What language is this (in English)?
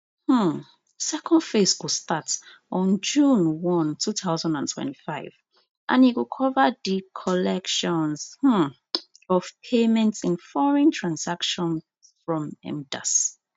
Nigerian Pidgin